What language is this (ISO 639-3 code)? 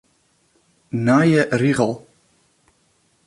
fry